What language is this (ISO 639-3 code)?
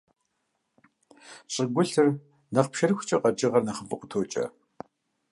kbd